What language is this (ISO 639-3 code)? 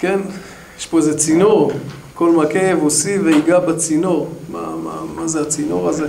heb